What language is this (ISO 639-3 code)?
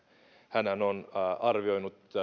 fin